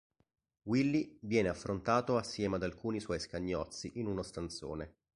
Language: Italian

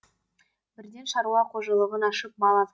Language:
Kazakh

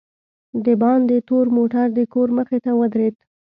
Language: Pashto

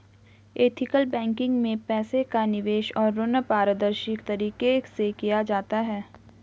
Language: Hindi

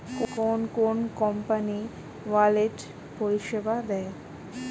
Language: Bangla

